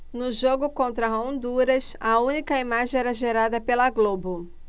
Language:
Portuguese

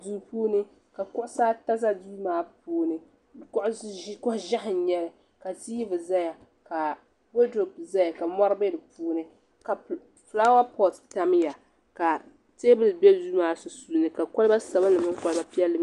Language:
Dagbani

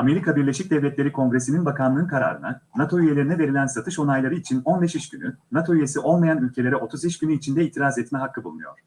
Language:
Turkish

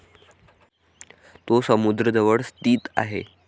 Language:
Marathi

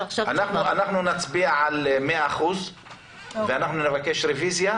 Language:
Hebrew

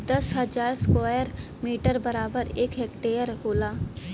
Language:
Bhojpuri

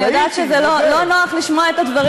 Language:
Hebrew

